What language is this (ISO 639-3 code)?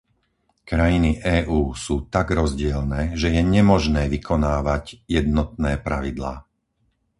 slk